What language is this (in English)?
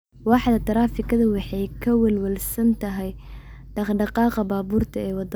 Somali